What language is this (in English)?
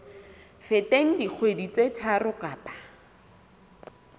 Southern Sotho